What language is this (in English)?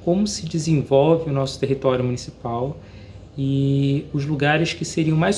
Portuguese